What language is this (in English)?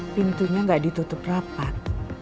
Indonesian